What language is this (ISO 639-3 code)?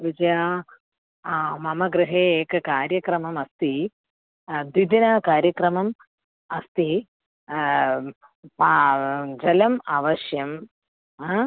san